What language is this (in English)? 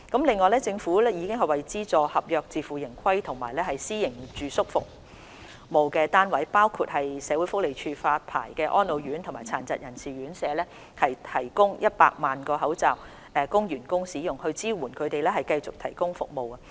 Cantonese